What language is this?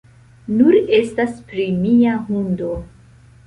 Esperanto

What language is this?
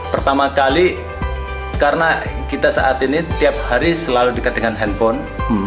Indonesian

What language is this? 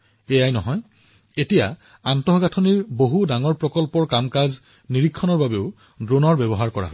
Assamese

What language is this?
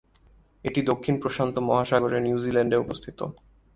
Bangla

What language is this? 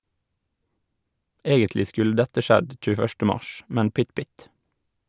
Norwegian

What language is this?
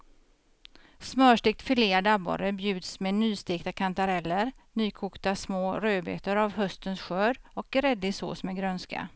Swedish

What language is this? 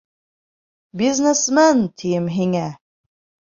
Bashkir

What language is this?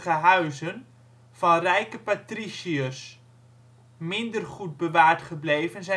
Dutch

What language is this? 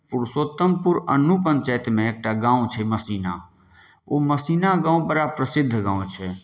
Maithili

